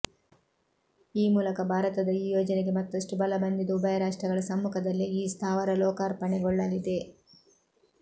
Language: Kannada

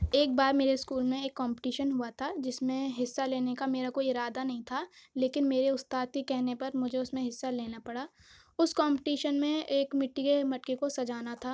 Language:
Urdu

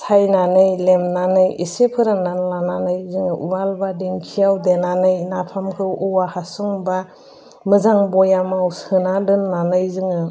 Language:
Bodo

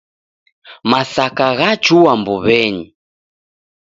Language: Taita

